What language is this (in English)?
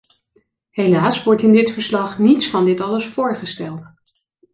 Dutch